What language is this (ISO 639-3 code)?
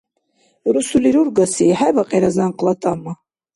dar